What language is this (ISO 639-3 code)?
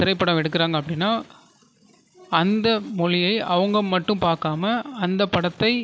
tam